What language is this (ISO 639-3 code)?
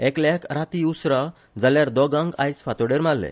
kok